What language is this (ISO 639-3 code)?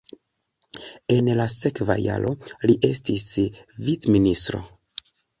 epo